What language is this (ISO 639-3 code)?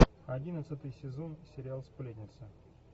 rus